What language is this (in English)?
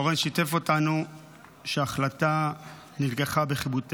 Hebrew